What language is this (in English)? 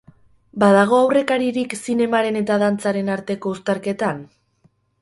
Basque